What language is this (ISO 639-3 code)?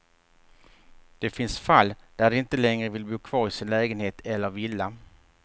swe